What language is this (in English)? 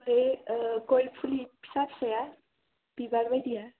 Bodo